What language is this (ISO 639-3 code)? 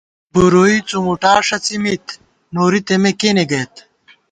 gwt